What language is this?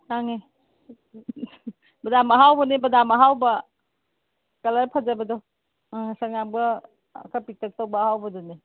Manipuri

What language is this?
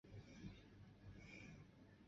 Chinese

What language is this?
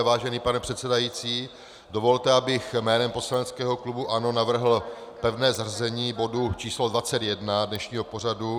Czech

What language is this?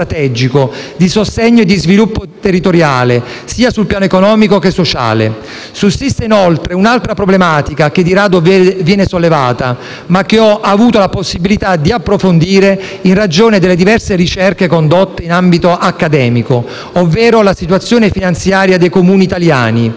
Italian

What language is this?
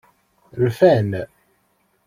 Kabyle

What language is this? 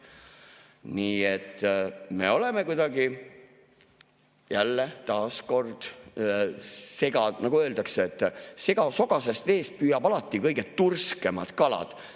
Estonian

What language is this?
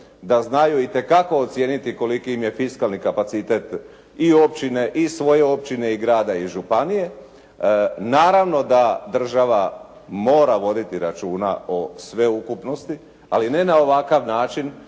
Croatian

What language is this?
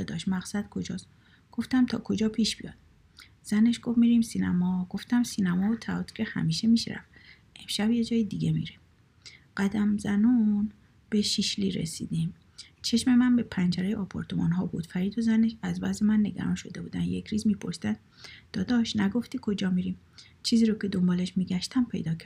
Persian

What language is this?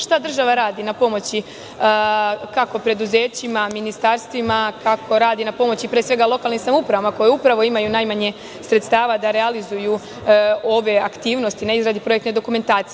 Serbian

